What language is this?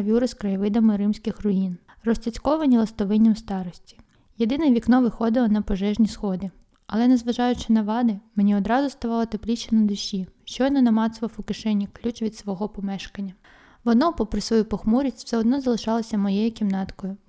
Ukrainian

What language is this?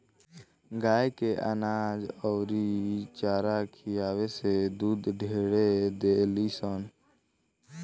Bhojpuri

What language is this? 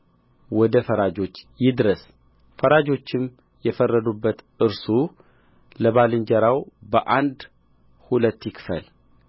Amharic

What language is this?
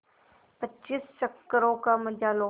Hindi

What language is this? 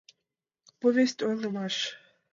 Mari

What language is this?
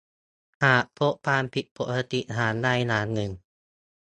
Thai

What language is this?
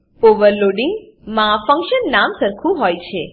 Gujarati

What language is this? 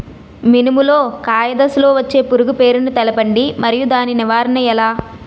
Telugu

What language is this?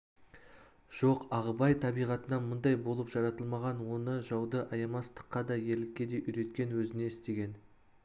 Kazakh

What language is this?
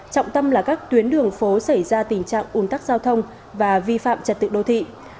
Vietnamese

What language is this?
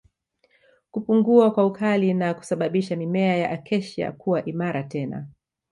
Swahili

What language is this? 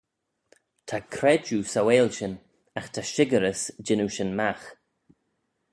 Manx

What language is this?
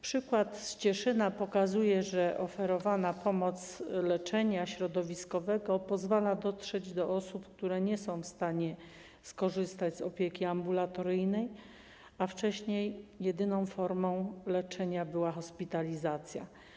Polish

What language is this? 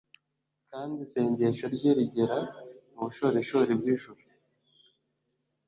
Kinyarwanda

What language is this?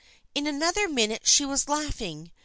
English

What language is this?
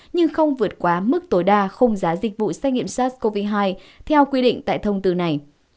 Vietnamese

